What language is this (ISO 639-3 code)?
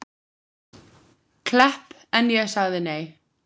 isl